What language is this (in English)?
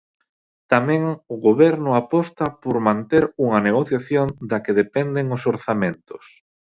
Galician